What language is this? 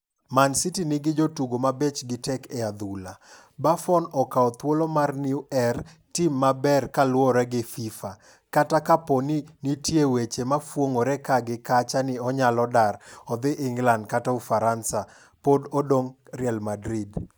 Luo (Kenya and Tanzania)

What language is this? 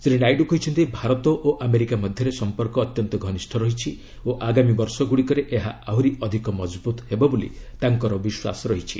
Odia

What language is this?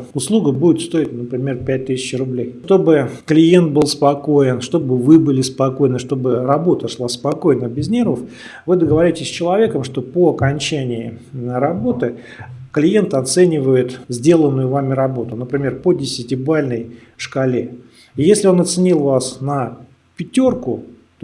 Russian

